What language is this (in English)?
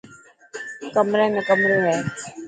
Dhatki